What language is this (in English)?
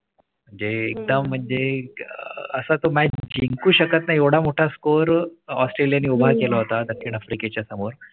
Marathi